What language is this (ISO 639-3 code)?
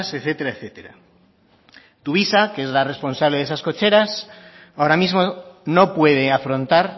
spa